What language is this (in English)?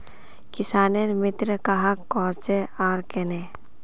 Magahi